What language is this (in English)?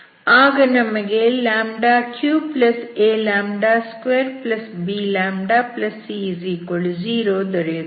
Kannada